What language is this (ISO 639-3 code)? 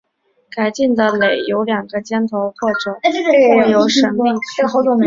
zho